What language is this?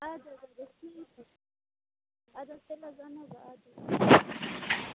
Kashmiri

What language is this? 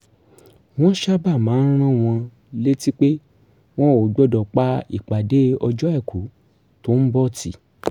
Yoruba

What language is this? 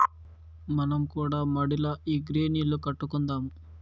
Telugu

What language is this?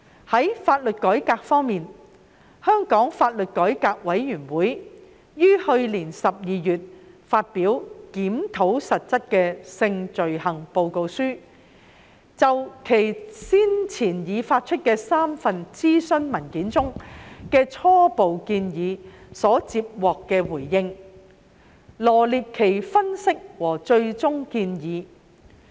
Cantonese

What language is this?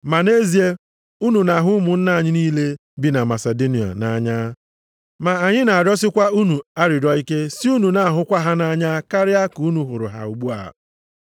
Igbo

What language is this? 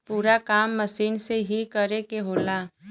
Bhojpuri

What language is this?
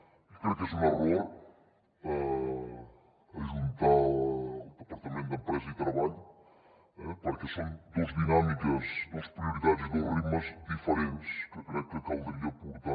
Catalan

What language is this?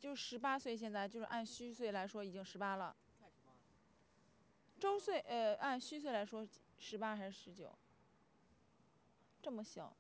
Chinese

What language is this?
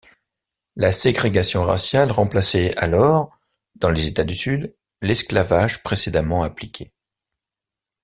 French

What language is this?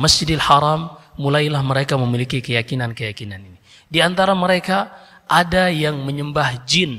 Indonesian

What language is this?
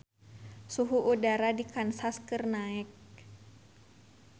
Sundanese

